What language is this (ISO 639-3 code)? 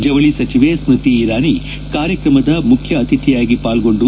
kan